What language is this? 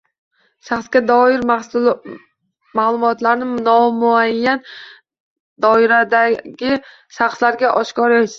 Uzbek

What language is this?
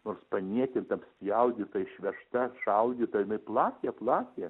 Lithuanian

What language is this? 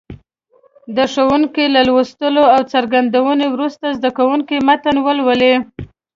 Pashto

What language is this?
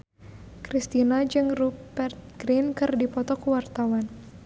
Sundanese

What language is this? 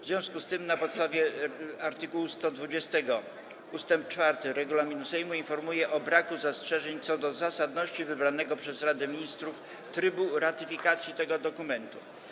Polish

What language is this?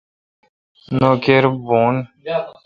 Kalkoti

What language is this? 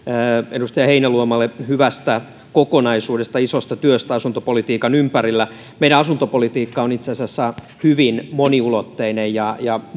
Finnish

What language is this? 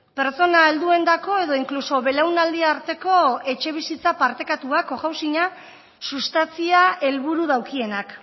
Basque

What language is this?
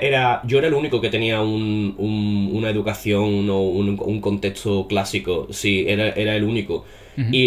Spanish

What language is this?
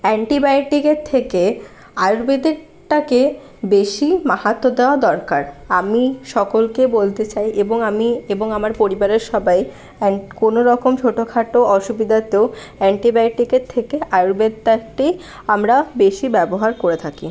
Bangla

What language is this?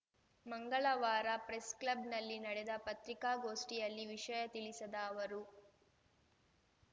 Kannada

